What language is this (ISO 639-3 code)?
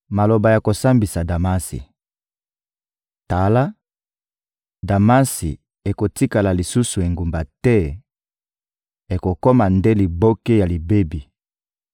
lin